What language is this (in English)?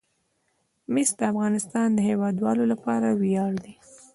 Pashto